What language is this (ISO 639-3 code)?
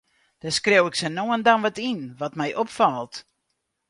fry